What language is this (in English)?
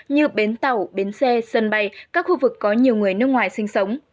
Vietnamese